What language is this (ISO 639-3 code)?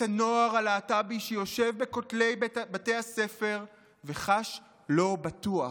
heb